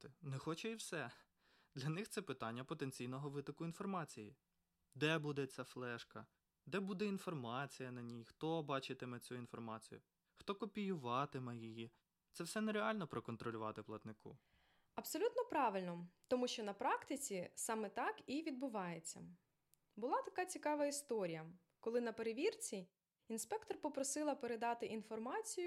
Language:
Ukrainian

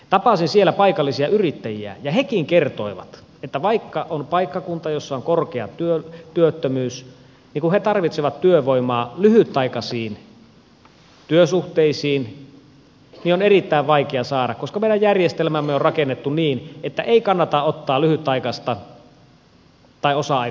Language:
Finnish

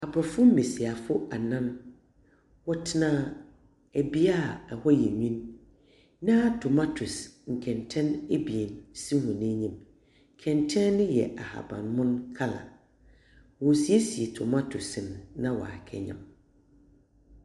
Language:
Akan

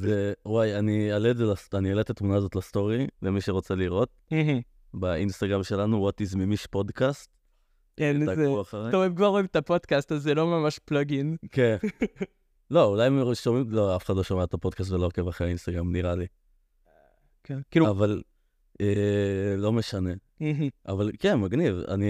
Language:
Hebrew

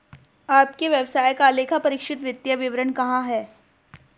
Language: Hindi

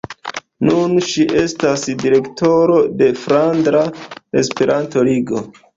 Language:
Esperanto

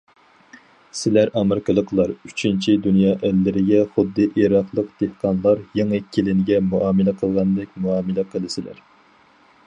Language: Uyghur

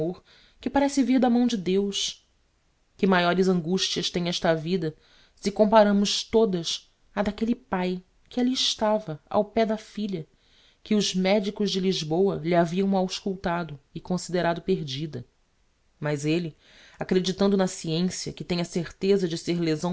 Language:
Portuguese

